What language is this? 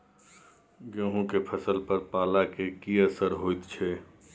Maithili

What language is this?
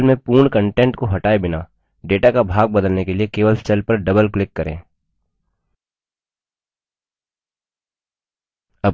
Hindi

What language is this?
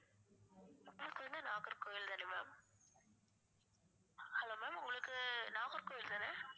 Tamil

